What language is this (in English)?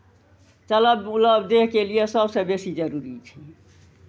Maithili